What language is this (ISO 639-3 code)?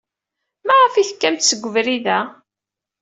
kab